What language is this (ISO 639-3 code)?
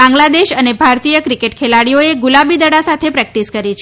guj